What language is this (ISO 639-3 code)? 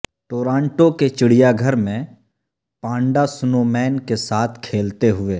urd